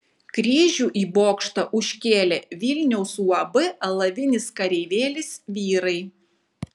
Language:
Lithuanian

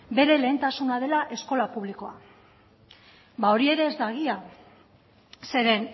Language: Basque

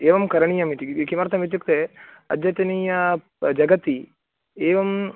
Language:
Sanskrit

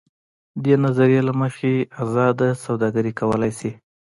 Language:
Pashto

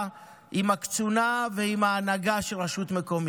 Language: Hebrew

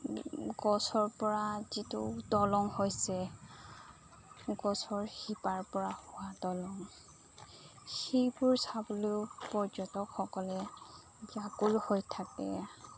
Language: Assamese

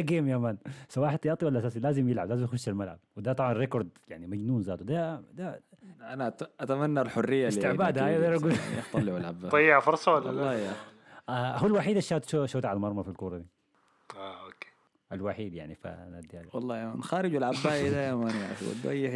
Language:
Arabic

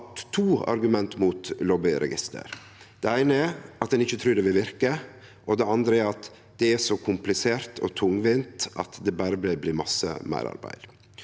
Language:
Norwegian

